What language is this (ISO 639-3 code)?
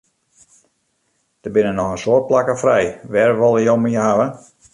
fry